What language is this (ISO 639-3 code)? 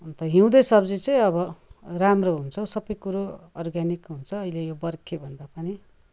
nep